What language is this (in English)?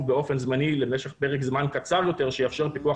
Hebrew